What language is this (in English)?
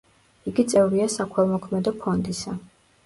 Georgian